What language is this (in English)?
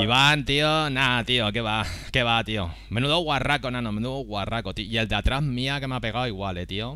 Spanish